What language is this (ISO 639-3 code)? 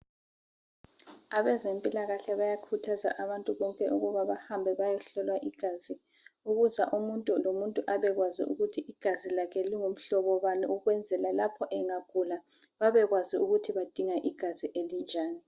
nde